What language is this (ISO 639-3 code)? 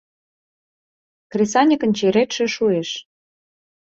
chm